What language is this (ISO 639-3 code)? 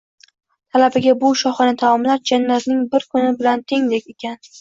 uzb